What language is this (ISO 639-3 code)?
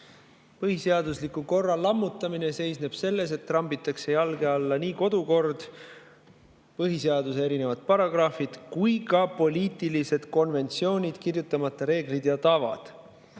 est